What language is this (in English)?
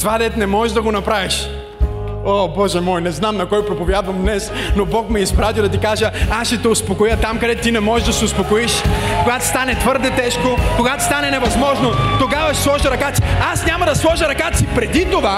Bulgarian